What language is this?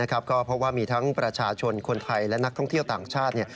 Thai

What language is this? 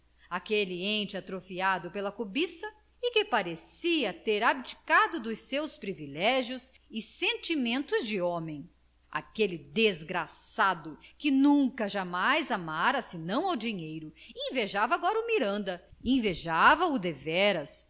Portuguese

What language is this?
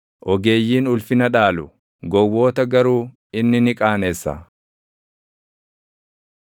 Oromo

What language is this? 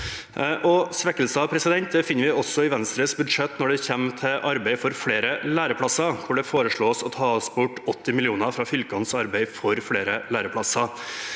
Norwegian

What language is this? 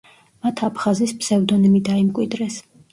Georgian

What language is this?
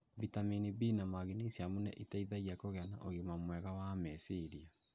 Kikuyu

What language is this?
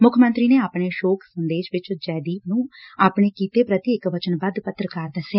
Punjabi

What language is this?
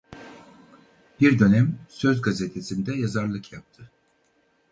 Turkish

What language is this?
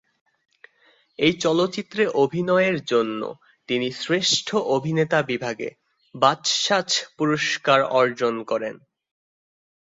Bangla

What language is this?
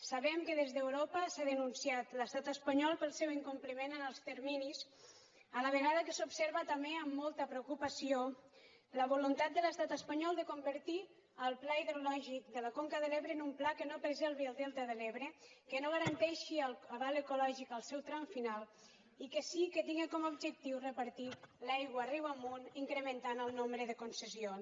Catalan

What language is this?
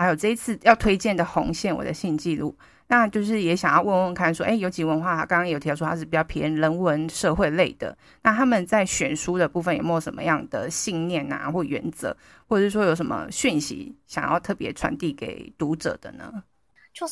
Chinese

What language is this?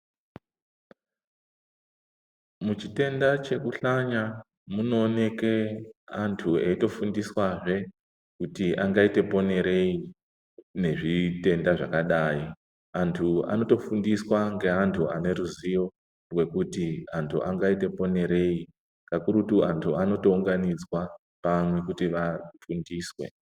Ndau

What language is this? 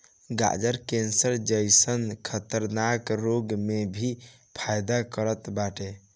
Bhojpuri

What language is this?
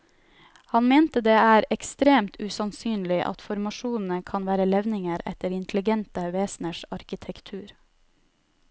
Norwegian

